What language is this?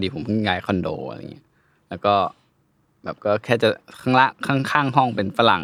Thai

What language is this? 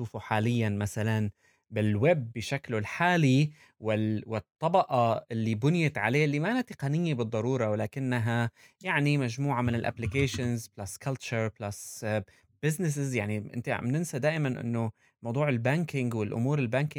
Arabic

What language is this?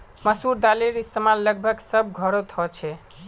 Magahi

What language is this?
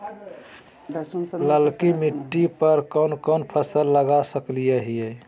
Magahi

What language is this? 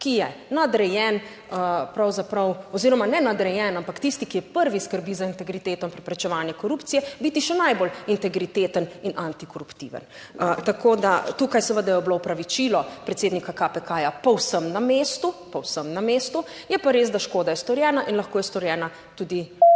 Slovenian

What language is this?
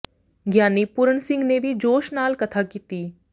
Punjabi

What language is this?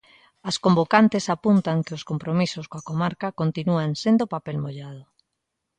Galician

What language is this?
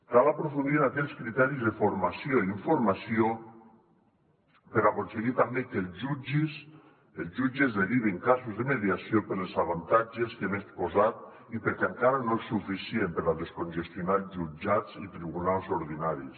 Catalan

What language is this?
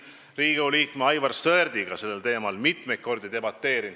Estonian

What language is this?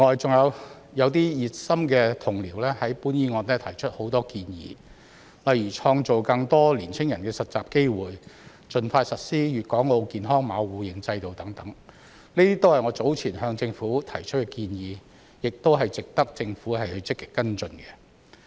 Cantonese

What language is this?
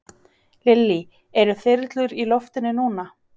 Icelandic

